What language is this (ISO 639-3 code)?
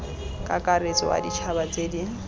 tsn